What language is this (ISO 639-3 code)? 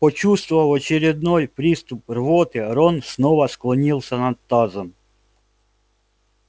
rus